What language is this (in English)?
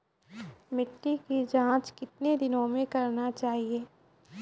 Maithili